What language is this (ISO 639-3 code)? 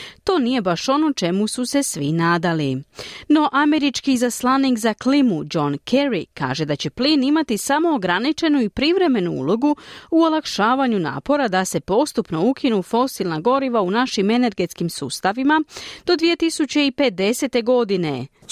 hrv